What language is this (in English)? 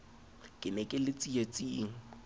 Southern Sotho